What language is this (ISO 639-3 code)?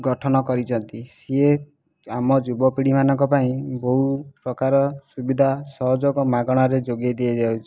ori